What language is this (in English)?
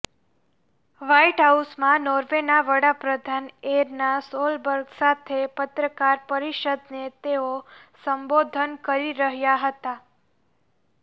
Gujarati